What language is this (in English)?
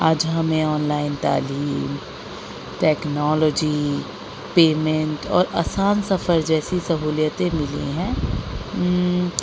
Urdu